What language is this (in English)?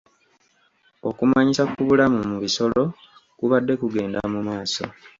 Ganda